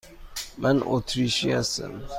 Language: Persian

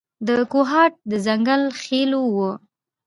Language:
Pashto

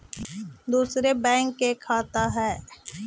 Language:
Magahi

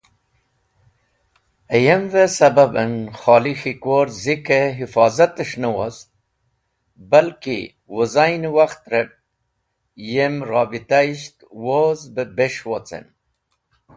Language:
Wakhi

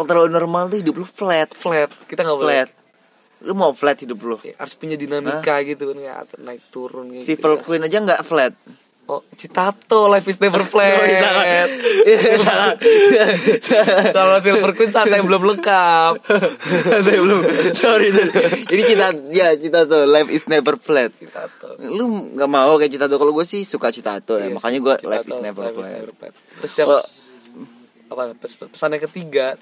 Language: Indonesian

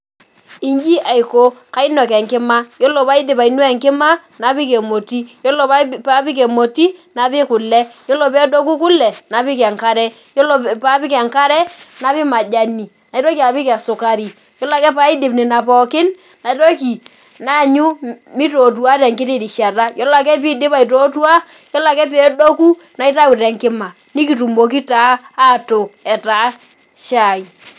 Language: Masai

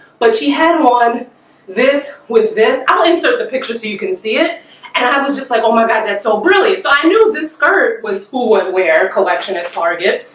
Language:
English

